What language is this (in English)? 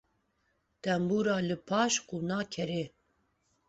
Kurdish